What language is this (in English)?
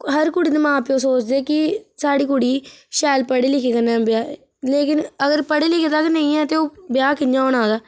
Dogri